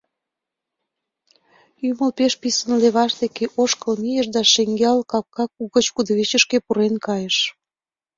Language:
Mari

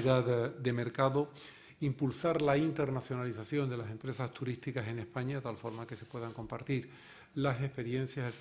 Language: Spanish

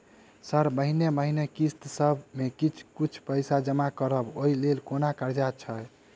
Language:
Maithili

